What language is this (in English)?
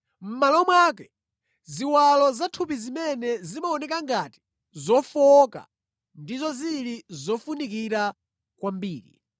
Nyanja